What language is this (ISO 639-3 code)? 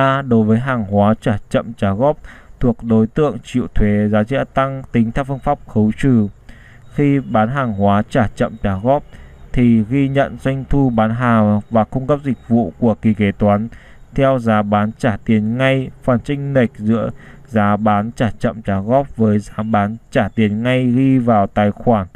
vie